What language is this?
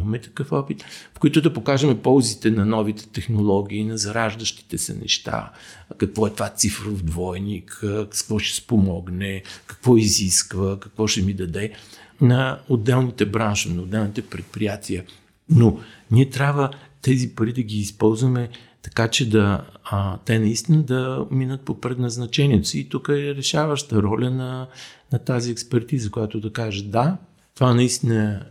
Bulgarian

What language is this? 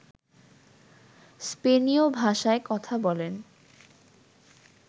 Bangla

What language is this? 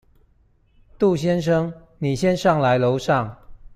Chinese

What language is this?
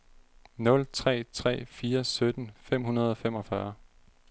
Danish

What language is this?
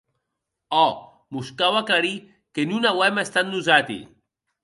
Occitan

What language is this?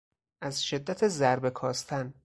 Persian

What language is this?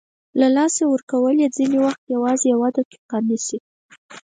Pashto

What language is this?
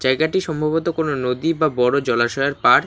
Bangla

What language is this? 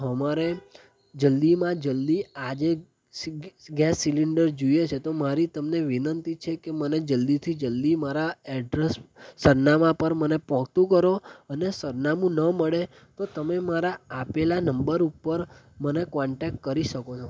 Gujarati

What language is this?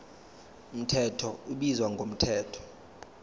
Zulu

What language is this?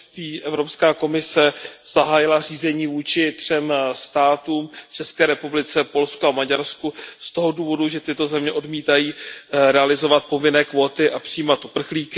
Czech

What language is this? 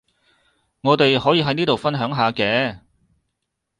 Cantonese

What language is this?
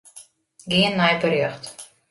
Western Frisian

